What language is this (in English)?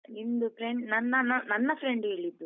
Kannada